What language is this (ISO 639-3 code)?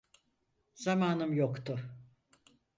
tur